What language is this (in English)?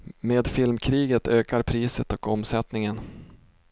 Swedish